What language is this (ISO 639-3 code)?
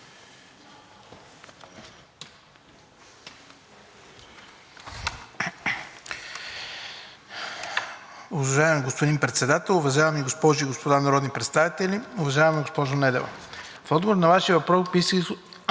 bul